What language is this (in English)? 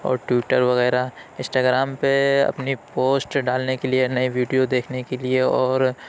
Urdu